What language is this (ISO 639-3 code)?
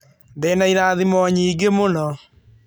kik